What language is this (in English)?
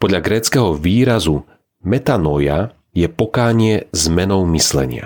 Slovak